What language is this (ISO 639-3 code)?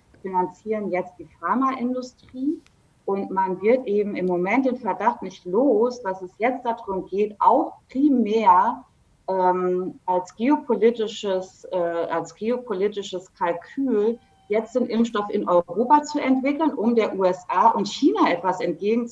deu